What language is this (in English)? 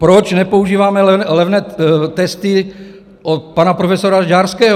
Czech